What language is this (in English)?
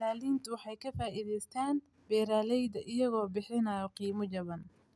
Somali